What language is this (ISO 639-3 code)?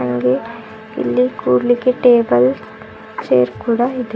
kan